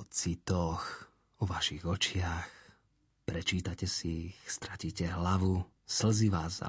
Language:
Slovak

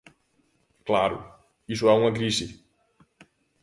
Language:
Galician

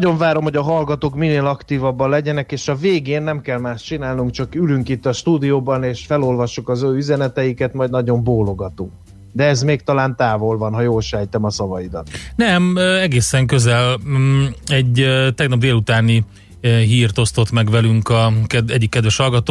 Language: Hungarian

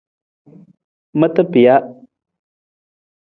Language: Nawdm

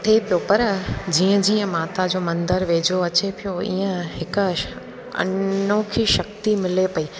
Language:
Sindhi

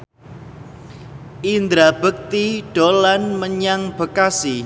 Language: Javanese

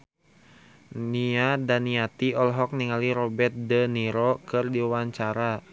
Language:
Sundanese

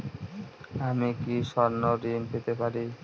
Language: Bangla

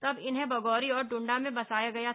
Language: Hindi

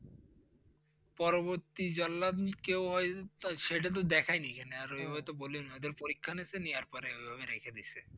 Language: Bangla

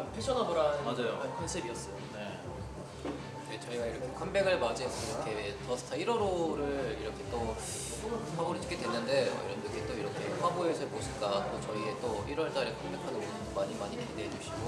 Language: Korean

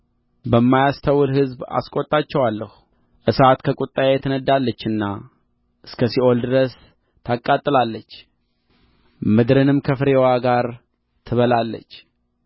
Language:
Amharic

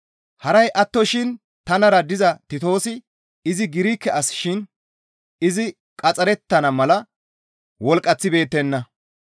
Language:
Gamo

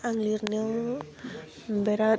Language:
Bodo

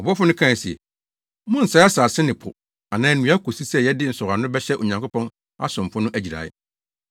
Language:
Akan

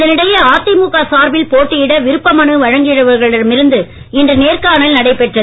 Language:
Tamil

